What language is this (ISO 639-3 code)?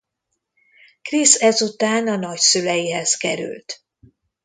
hun